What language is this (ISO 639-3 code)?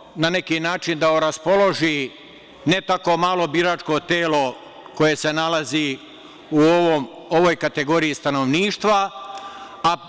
srp